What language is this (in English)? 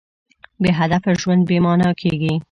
Pashto